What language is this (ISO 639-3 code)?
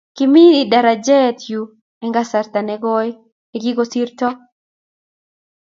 kln